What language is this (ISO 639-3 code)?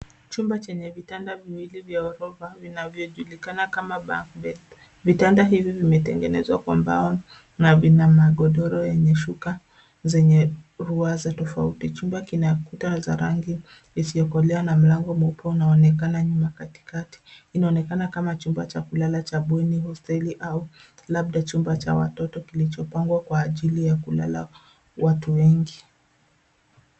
swa